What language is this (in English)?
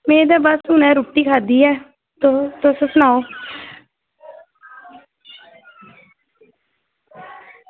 Dogri